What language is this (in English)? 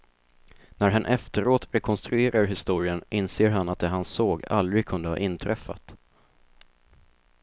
Swedish